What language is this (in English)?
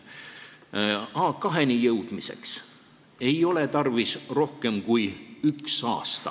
Estonian